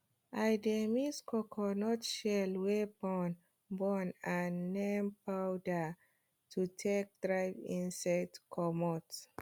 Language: Nigerian Pidgin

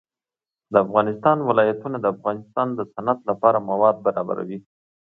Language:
Pashto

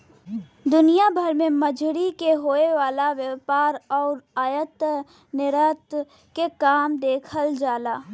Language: Bhojpuri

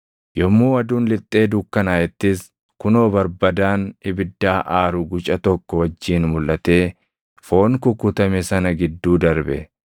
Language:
Oromo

